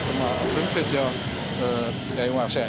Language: Icelandic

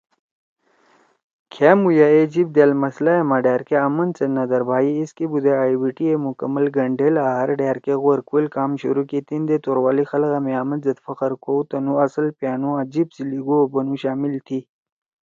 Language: Torwali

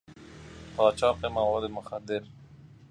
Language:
Persian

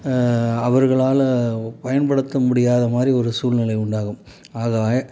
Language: Tamil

